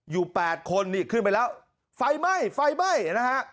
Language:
Thai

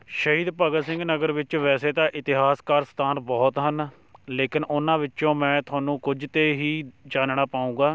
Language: Punjabi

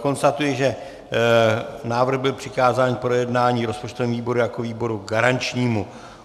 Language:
Czech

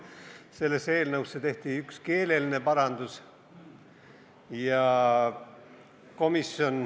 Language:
Estonian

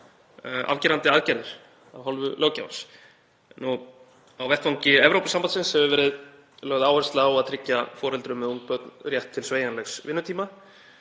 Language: Icelandic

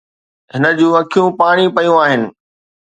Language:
Sindhi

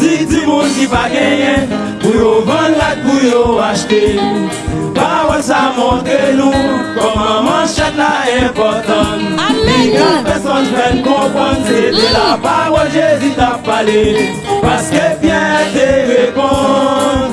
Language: French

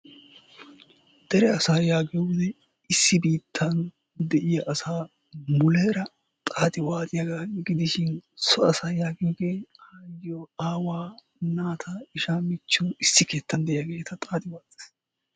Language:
Wolaytta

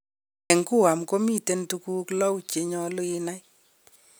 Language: Kalenjin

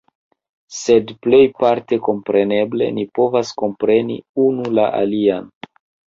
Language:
Esperanto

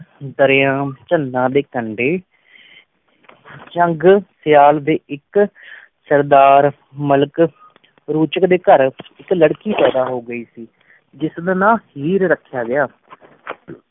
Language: Punjabi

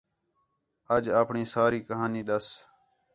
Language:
Khetrani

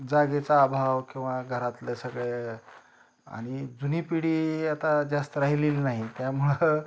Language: Marathi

